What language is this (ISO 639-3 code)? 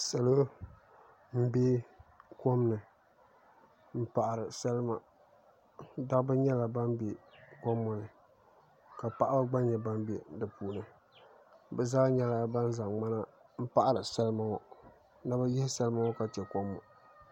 dag